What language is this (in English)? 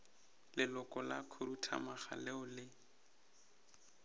Northern Sotho